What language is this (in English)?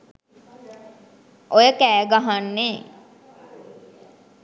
Sinhala